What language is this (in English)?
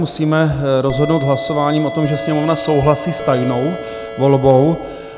Czech